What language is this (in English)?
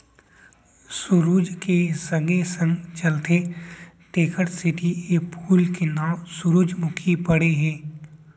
Chhattisgarhi